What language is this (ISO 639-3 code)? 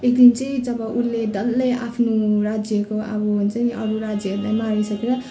nep